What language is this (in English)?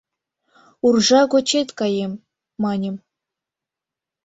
Mari